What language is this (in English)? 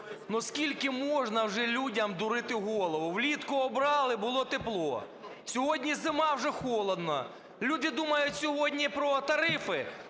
Ukrainian